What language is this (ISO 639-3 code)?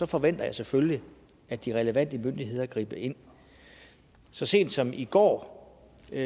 dan